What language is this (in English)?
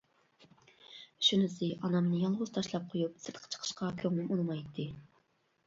Uyghur